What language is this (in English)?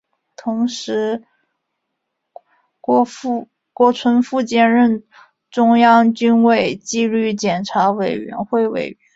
Chinese